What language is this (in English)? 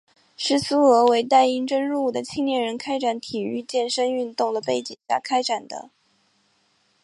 Chinese